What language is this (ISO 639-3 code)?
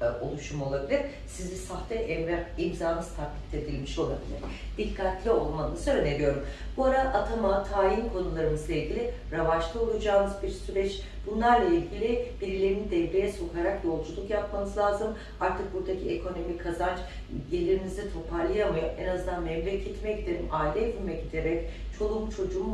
tur